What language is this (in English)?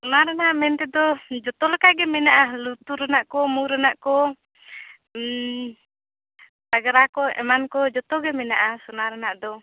Santali